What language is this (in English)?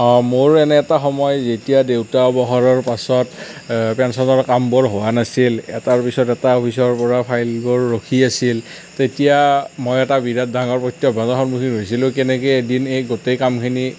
Assamese